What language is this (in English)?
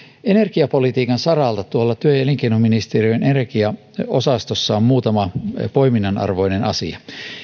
Finnish